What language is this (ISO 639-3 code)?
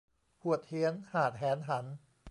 tha